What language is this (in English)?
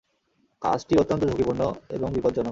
Bangla